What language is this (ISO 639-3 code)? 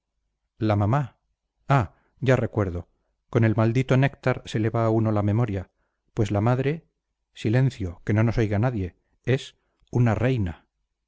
spa